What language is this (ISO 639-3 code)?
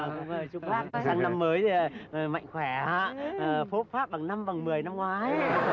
vie